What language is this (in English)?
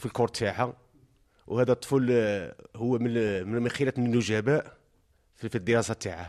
Arabic